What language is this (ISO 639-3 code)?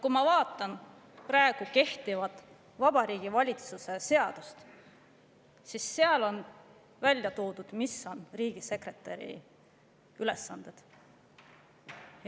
est